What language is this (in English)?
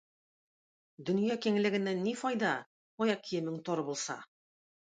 Tatar